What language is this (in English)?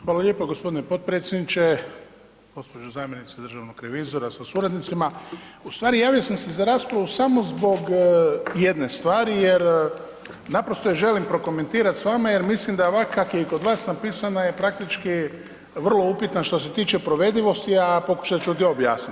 Croatian